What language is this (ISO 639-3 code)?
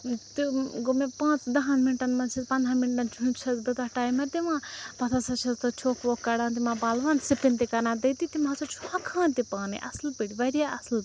kas